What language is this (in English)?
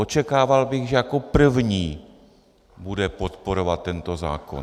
Czech